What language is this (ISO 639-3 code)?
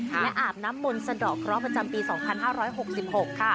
tha